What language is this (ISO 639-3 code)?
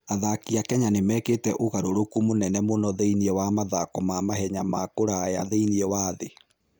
kik